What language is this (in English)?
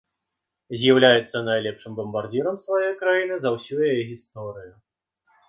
Belarusian